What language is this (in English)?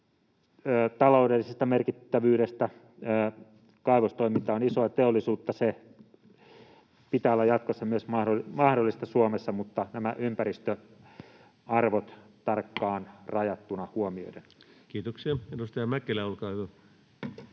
Finnish